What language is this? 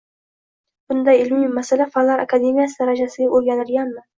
Uzbek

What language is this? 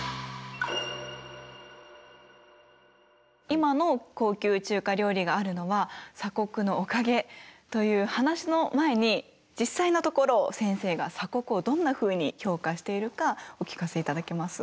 Japanese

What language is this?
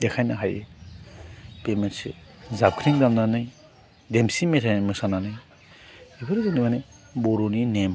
Bodo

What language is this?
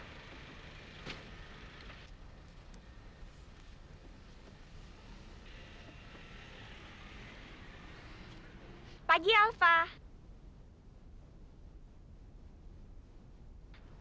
Indonesian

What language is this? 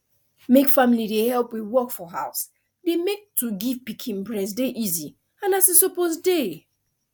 Nigerian Pidgin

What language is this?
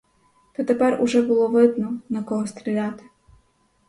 Ukrainian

